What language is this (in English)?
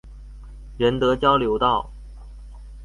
Chinese